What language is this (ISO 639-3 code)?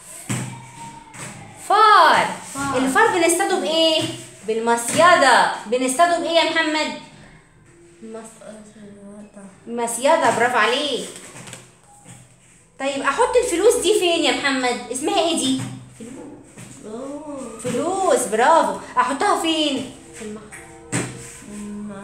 ara